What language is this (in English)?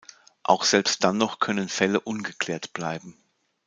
German